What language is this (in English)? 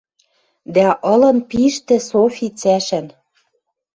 Western Mari